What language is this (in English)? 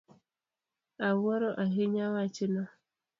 Luo (Kenya and Tanzania)